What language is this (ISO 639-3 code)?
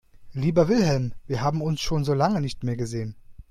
deu